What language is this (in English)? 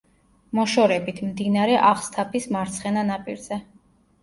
Georgian